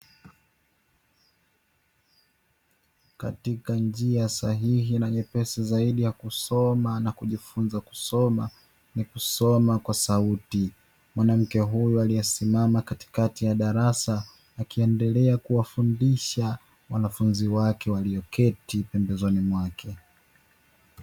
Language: Swahili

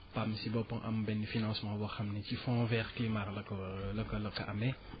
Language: Wolof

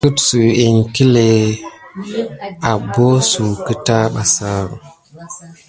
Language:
Gidar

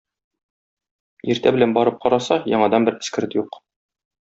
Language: Tatar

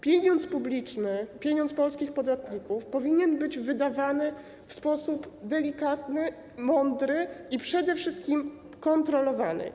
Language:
Polish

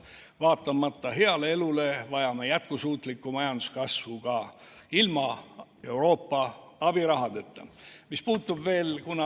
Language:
Estonian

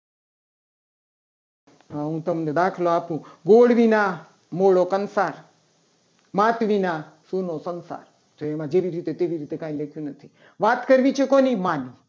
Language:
Gujarati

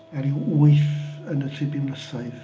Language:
Welsh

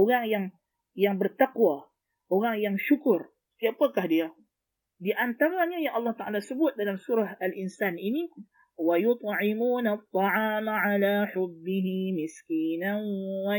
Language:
Malay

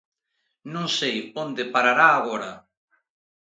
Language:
Galician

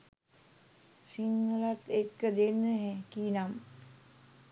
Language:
Sinhala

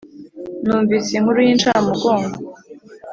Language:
Kinyarwanda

